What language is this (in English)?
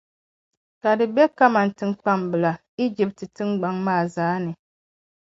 Dagbani